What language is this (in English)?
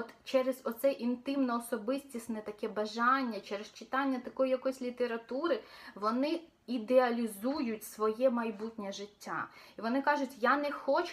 Ukrainian